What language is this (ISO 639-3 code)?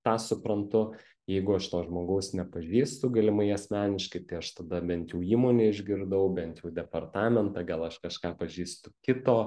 lit